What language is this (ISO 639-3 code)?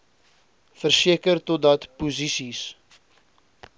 afr